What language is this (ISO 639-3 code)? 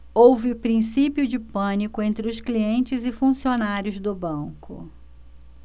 por